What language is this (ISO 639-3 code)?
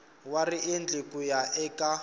tso